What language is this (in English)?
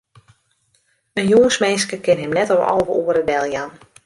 Western Frisian